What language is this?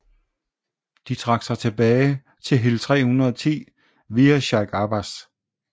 Danish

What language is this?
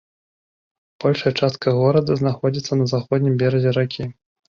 Belarusian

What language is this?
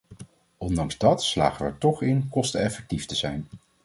Dutch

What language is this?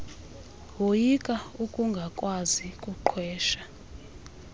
Xhosa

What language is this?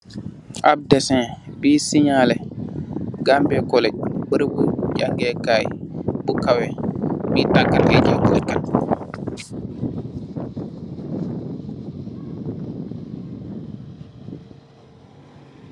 Wolof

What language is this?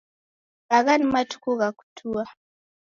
Taita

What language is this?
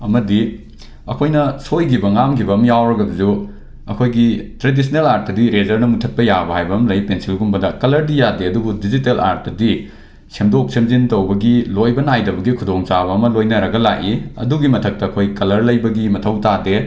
Manipuri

